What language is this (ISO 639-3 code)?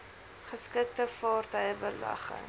afr